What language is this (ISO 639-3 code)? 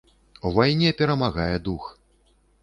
bel